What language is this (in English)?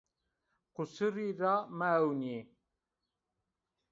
Zaza